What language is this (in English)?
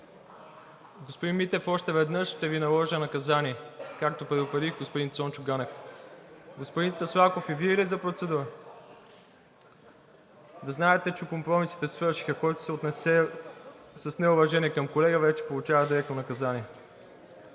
Bulgarian